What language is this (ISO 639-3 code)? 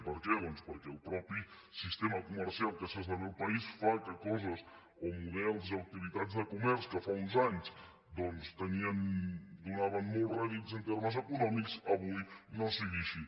cat